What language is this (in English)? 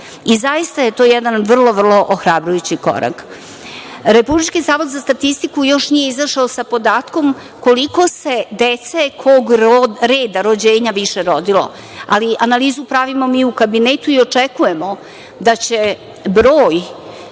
Serbian